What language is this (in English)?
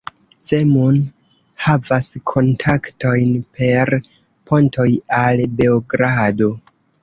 Esperanto